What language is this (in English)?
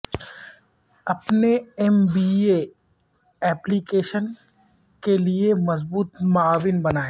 Urdu